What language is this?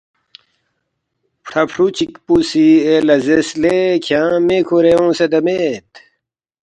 Balti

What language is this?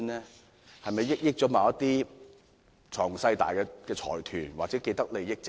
Cantonese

